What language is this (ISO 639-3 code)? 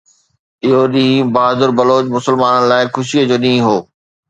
snd